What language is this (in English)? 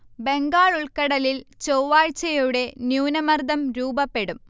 Malayalam